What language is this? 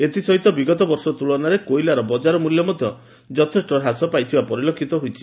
Odia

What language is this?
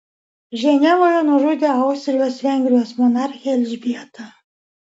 Lithuanian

